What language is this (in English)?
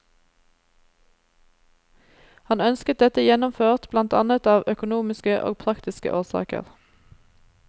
Norwegian